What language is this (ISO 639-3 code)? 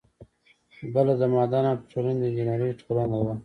pus